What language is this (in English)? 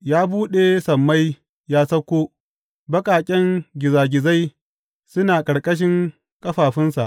Hausa